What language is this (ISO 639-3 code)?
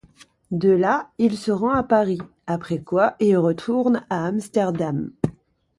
fra